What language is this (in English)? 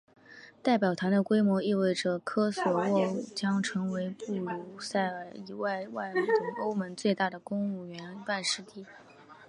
Chinese